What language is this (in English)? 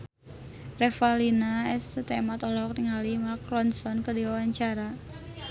Sundanese